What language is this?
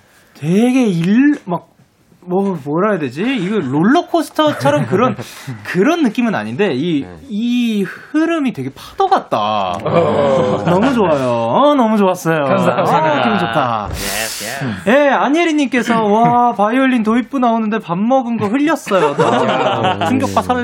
Korean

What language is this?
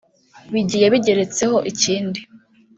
Kinyarwanda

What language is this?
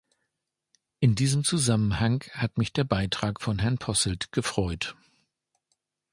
German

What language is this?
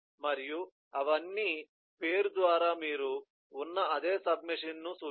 Telugu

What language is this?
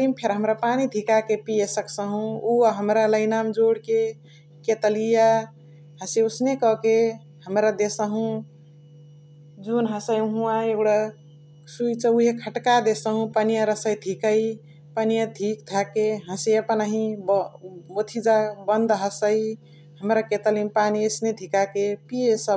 Chitwania Tharu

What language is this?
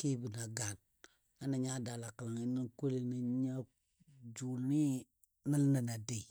Dadiya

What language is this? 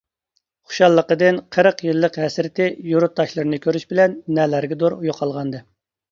Uyghur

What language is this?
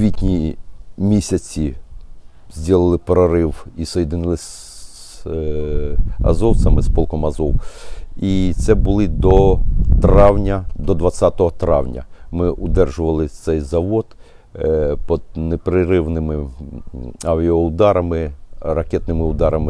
Ukrainian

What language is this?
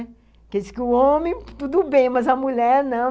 Portuguese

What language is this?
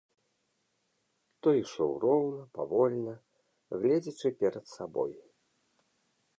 Belarusian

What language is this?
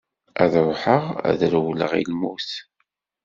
Kabyle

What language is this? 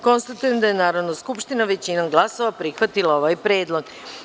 Serbian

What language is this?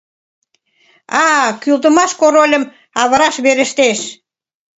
Mari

